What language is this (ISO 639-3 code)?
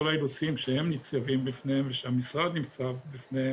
heb